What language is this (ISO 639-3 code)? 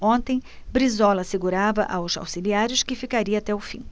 por